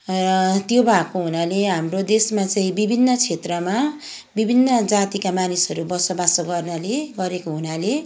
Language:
Nepali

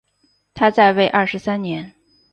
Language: Chinese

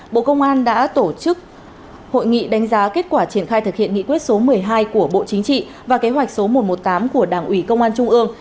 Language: Vietnamese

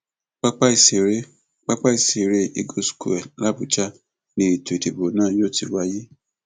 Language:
Yoruba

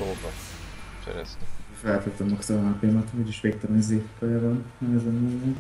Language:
Hungarian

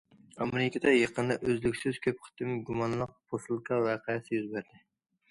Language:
Uyghur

